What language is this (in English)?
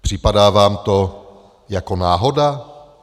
Czech